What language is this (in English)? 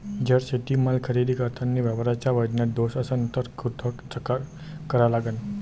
Marathi